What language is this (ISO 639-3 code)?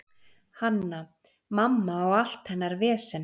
isl